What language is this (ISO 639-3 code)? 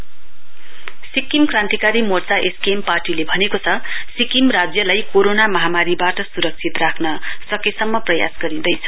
nep